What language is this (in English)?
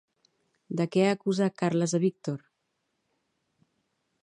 Catalan